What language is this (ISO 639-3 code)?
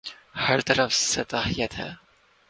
urd